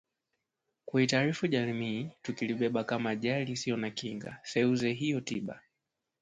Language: Swahili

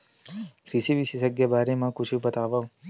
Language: Chhattisgarhi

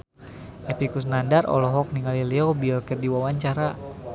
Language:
Sundanese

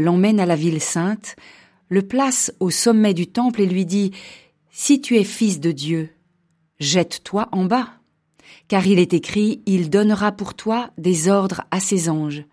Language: French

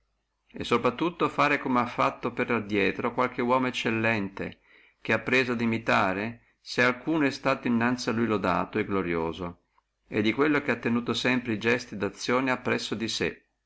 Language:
Italian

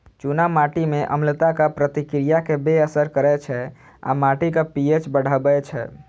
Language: Maithili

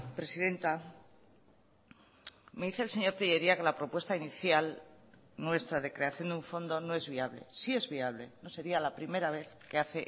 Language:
Spanish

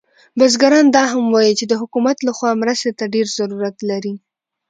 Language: Pashto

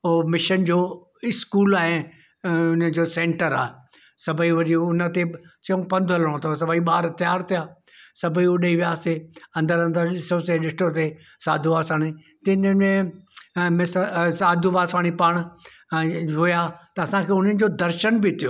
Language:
Sindhi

